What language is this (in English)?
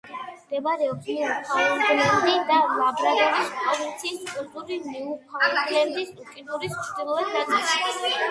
Georgian